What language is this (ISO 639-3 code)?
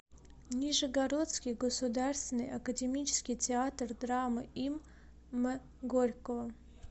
rus